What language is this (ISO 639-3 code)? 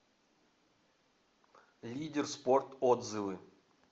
rus